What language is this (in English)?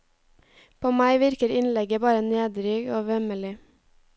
Norwegian